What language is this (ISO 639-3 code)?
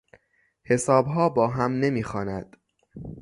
fas